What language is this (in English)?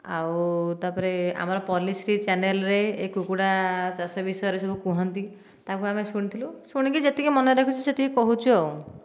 Odia